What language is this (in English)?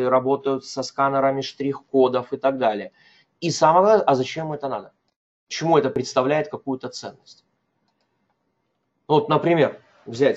Russian